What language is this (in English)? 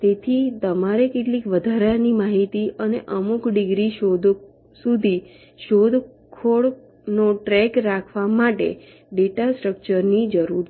Gujarati